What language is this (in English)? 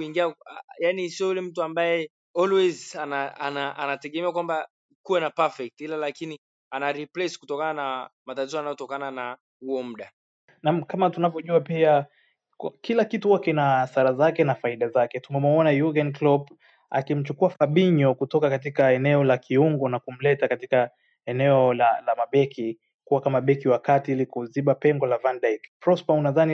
Swahili